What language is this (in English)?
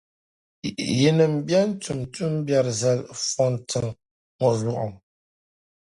Dagbani